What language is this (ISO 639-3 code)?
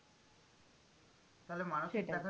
ben